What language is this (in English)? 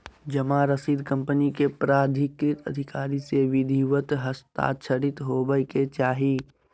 Magahi